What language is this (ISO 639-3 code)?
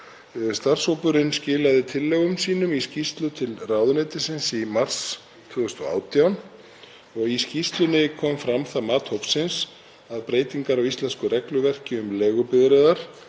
isl